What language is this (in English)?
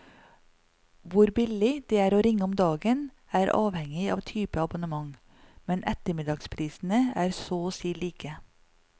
Norwegian